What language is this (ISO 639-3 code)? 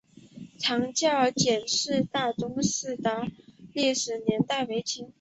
zho